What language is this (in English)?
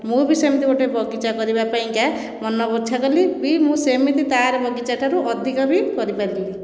Odia